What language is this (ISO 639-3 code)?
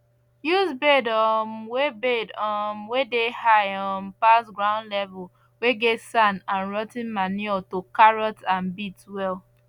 pcm